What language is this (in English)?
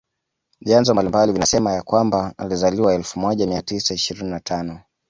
Swahili